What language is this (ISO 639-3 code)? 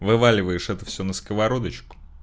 rus